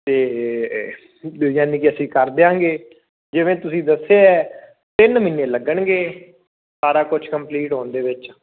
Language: Punjabi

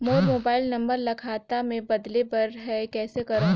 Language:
Chhattisgarhi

